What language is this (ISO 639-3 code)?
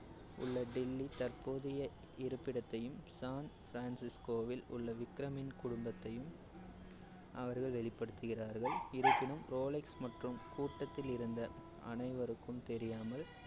tam